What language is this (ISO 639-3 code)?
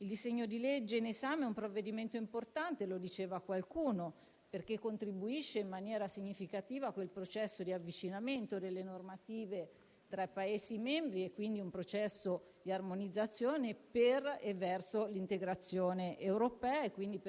ita